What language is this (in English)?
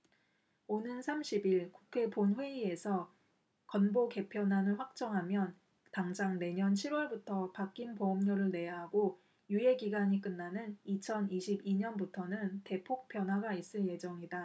Korean